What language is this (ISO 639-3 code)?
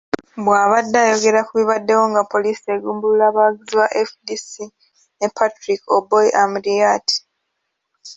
lug